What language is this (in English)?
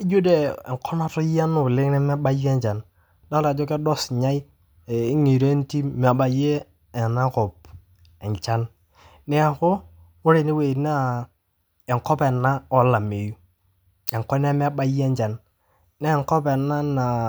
Masai